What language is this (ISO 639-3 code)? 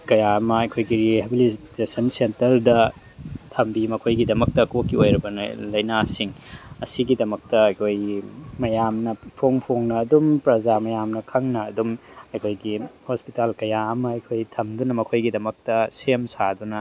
mni